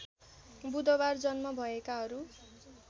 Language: Nepali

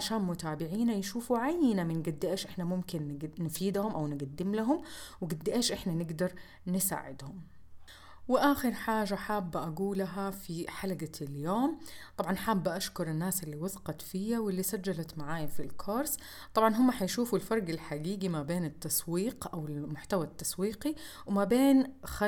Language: Arabic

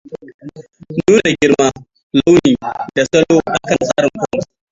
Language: Hausa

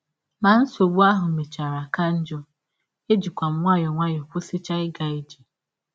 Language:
Igbo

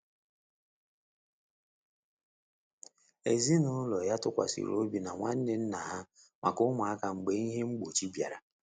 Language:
Igbo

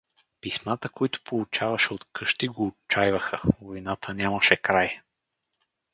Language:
Bulgarian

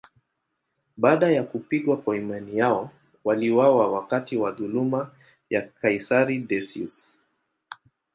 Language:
Swahili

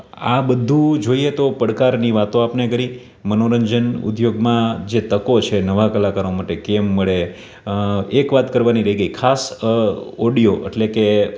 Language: Gujarati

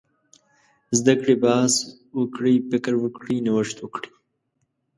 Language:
Pashto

